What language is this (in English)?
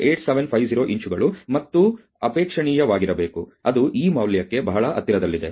Kannada